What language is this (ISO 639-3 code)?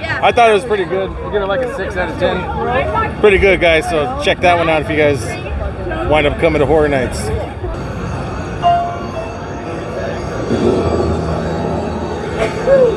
eng